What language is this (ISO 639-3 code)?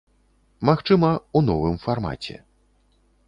bel